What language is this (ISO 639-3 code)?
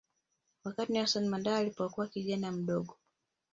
swa